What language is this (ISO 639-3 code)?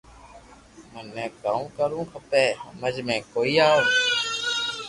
lrk